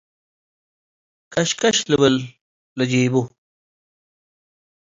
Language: Tigre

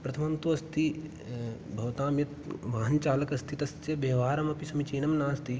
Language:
Sanskrit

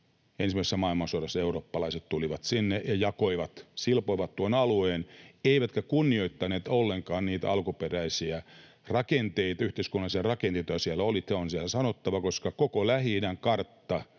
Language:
Finnish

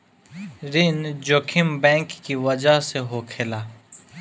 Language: Bhojpuri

